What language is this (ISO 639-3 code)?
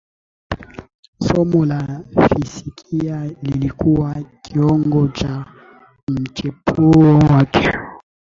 swa